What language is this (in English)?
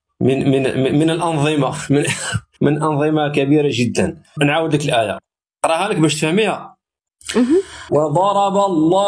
Arabic